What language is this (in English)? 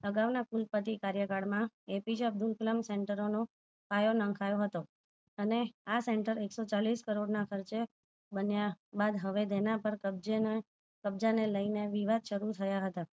Gujarati